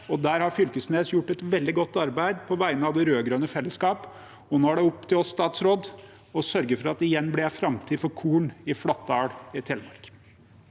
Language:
Norwegian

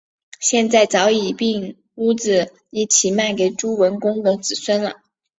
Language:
Chinese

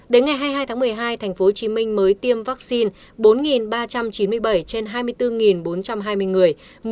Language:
Vietnamese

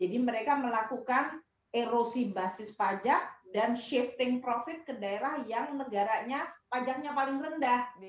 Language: Indonesian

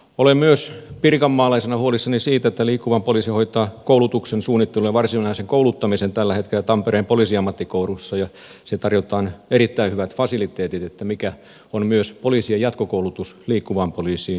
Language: Finnish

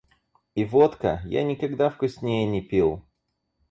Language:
Russian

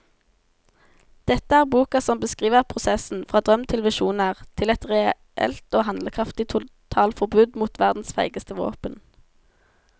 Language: Norwegian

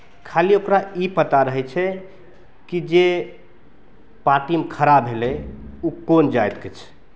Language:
Maithili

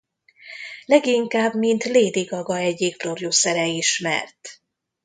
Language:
Hungarian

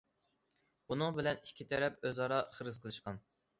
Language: Uyghur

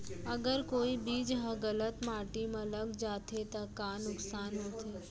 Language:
Chhattisgarhi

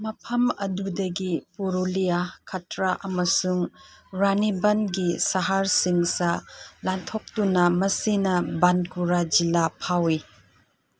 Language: Manipuri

